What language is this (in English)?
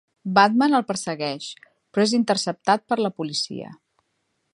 Catalan